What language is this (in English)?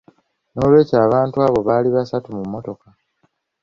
Ganda